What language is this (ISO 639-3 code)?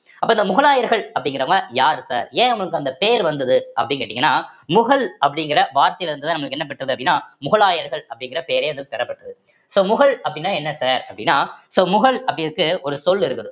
tam